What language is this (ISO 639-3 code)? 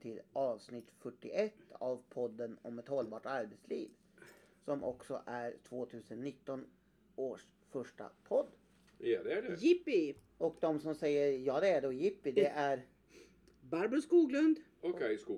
swe